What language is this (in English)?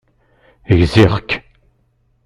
Kabyle